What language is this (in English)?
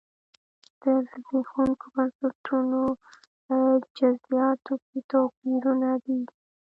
Pashto